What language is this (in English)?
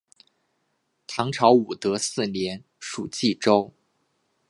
Chinese